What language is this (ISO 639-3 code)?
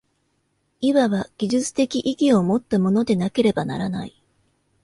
jpn